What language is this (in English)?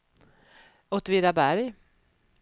Swedish